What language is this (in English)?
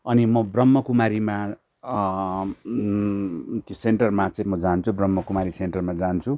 Nepali